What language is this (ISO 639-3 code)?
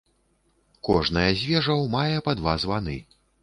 bel